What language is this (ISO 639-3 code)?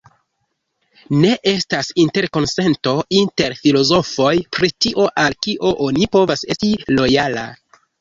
epo